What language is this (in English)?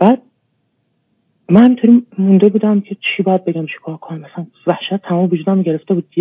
Persian